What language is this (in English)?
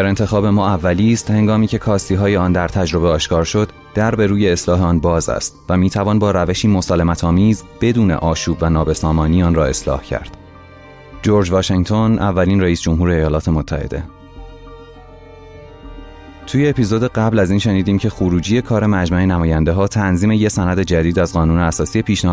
Persian